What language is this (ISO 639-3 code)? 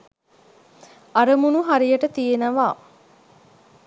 sin